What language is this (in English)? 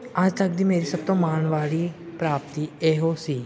Punjabi